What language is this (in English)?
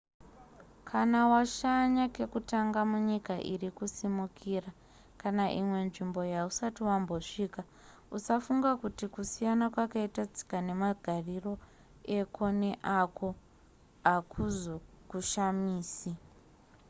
Shona